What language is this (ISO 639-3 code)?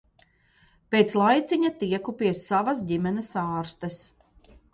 lav